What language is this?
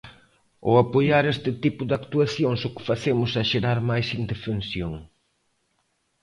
Galician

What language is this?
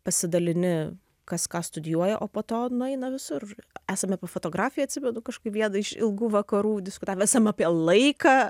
Lithuanian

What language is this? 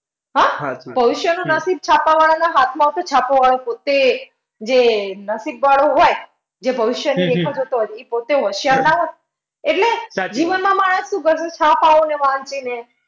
Gujarati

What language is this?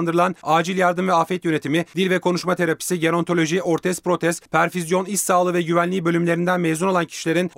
Turkish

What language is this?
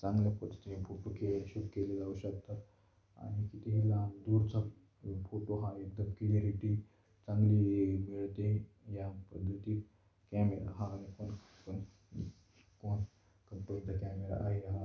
Marathi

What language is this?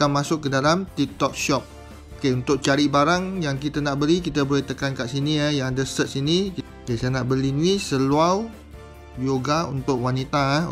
Malay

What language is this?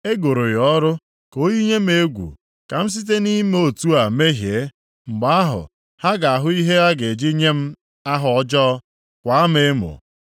Igbo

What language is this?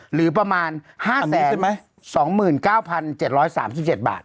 Thai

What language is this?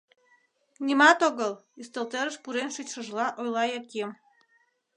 Mari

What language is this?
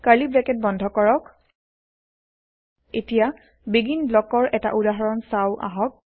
Assamese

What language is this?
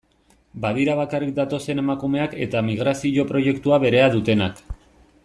Basque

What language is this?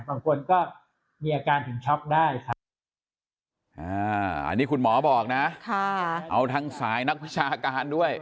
Thai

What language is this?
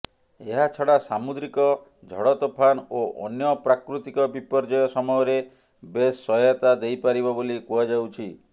Odia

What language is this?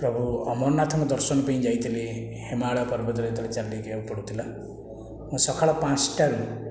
Odia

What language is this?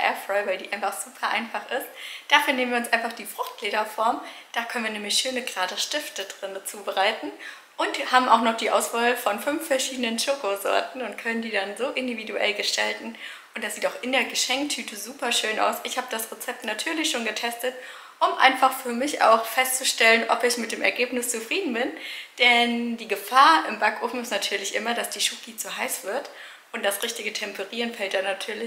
German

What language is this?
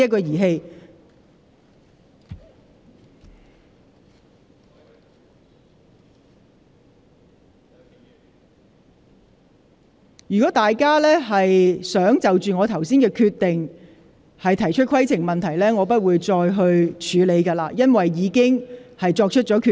Cantonese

